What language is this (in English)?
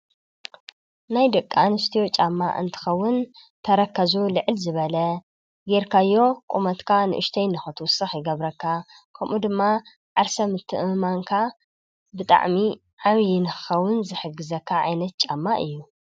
Tigrinya